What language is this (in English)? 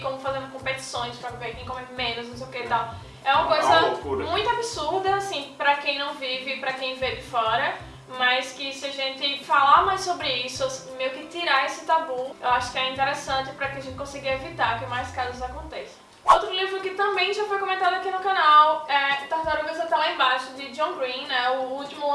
Portuguese